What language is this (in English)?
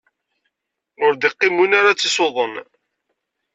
Kabyle